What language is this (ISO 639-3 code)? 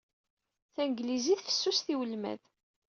kab